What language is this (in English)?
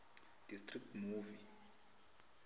South Ndebele